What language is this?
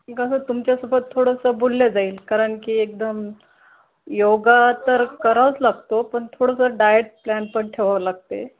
Marathi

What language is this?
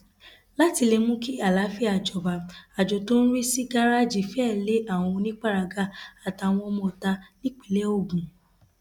Yoruba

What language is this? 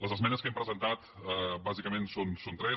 Catalan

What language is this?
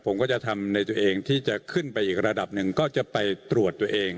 Thai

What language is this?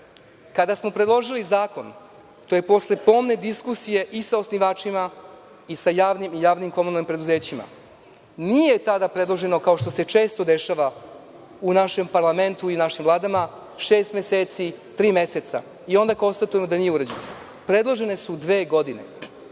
Serbian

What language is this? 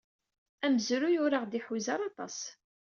Kabyle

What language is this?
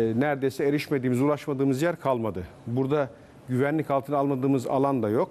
Turkish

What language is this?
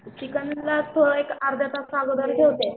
Marathi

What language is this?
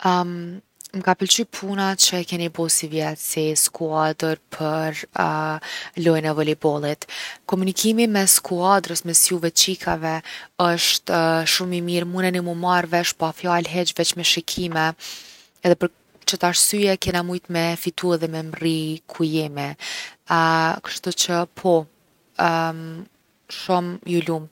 Gheg Albanian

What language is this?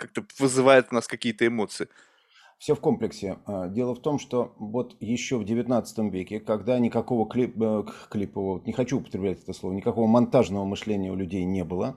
Russian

